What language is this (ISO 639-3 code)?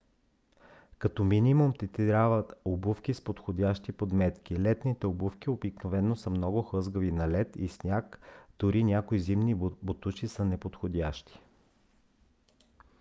bul